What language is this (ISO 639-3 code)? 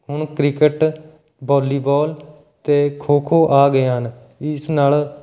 pan